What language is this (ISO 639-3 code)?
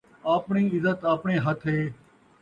skr